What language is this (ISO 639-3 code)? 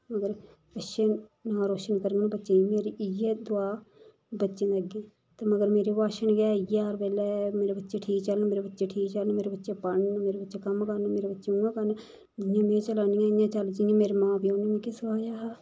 doi